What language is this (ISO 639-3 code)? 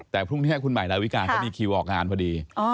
tha